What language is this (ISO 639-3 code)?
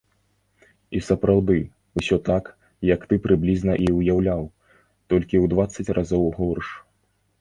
bel